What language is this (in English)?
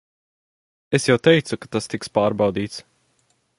Latvian